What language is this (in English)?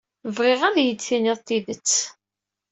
Kabyle